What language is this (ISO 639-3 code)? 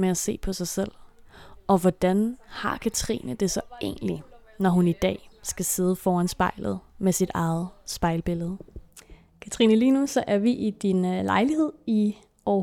dan